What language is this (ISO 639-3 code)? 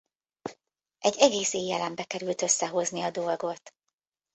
hun